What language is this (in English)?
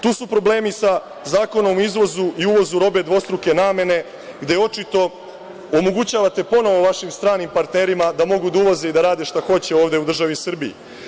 Serbian